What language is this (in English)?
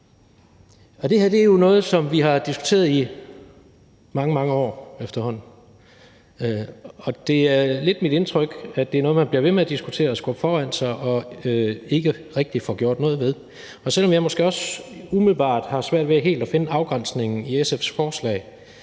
Danish